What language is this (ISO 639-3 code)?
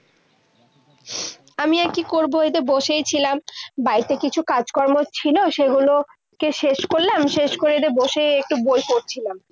ben